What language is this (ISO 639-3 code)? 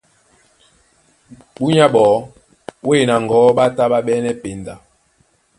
dua